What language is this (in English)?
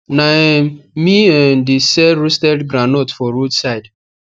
Nigerian Pidgin